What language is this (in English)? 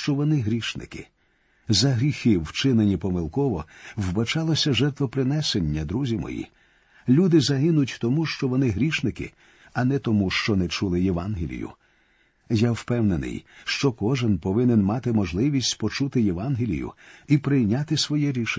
Ukrainian